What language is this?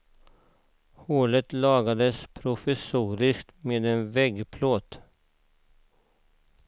Swedish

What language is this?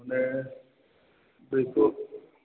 Bodo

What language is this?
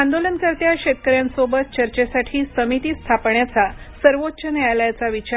Marathi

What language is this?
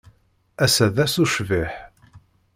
Kabyle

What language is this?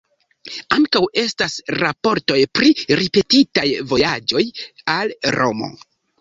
Esperanto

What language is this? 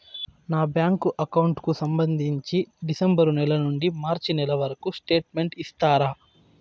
Telugu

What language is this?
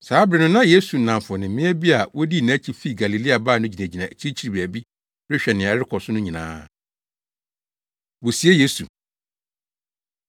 Akan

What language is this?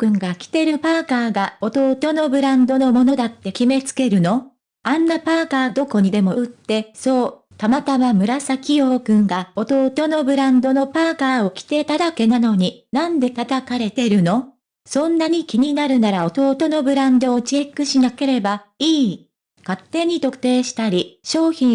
Japanese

